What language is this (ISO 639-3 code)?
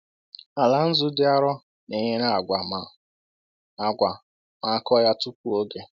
ibo